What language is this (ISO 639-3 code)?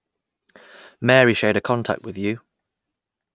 eng